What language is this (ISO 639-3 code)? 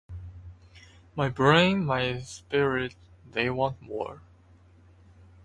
eng